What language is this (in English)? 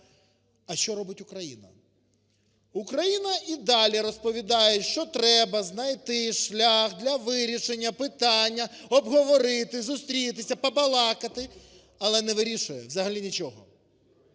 Ukrainian